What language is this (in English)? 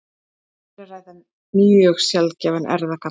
Icelandic